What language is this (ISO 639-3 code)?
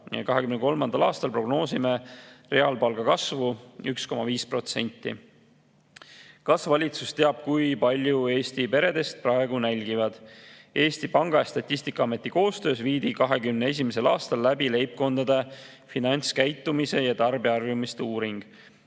est